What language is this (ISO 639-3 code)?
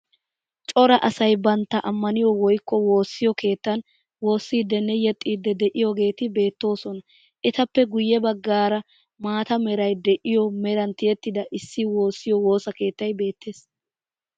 wal